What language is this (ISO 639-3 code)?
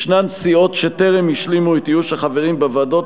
heb